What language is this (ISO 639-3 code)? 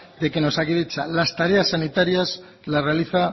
spa